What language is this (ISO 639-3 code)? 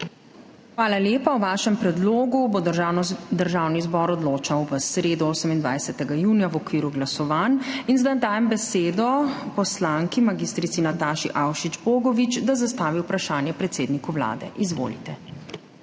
slv